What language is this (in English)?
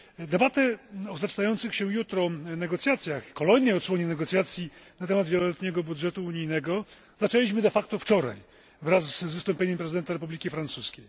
Polish